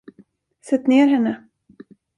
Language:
Swedish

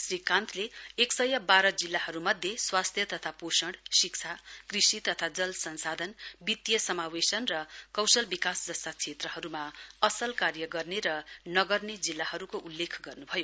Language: Nepali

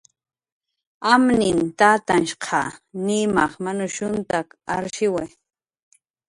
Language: Jaqaru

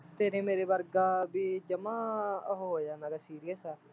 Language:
Punjabi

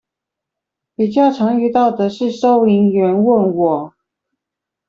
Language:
Chinese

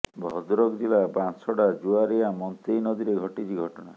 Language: Odia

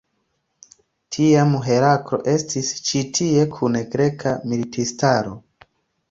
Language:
Esperanto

